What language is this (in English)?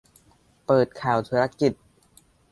Thai